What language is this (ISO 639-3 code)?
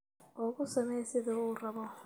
som